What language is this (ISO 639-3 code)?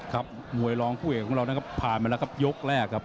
tha